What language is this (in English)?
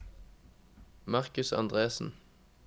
Norwegian